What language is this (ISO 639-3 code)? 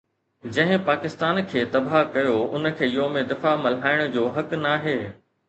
snd